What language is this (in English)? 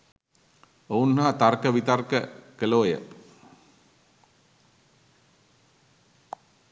Sinhala